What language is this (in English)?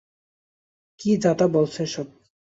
Bangla